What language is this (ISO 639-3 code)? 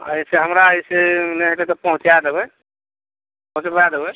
mai